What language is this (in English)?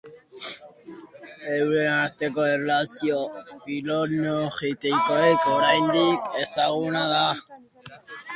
Basque